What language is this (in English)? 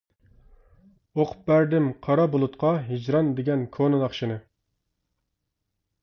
Uyghur